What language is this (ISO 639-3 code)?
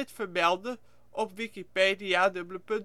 nld